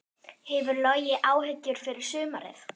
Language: Icelandic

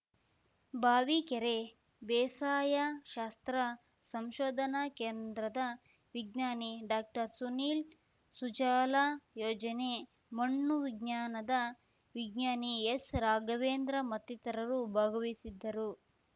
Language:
Kannada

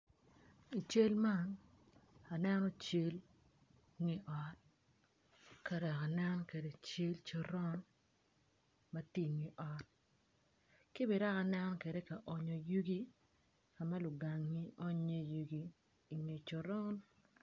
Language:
Acoli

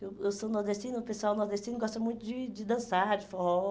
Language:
Portuguese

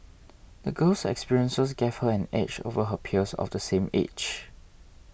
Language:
English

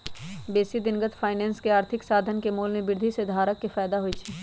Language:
Magahi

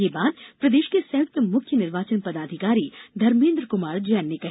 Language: Hindi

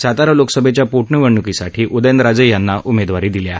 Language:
Marathi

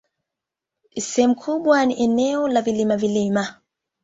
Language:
Swahili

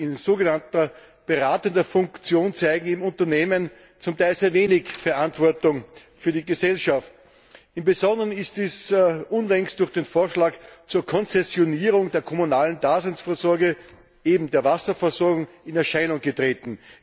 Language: German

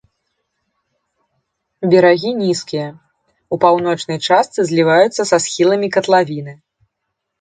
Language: Belarusian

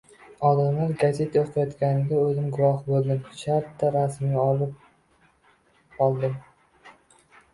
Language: Uzbek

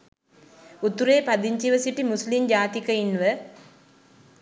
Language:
Sinhala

